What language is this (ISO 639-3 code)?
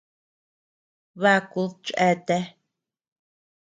cux